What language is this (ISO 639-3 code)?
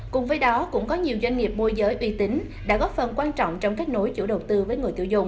vie